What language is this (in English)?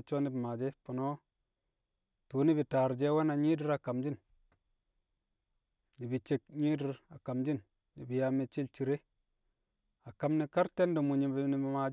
Kamo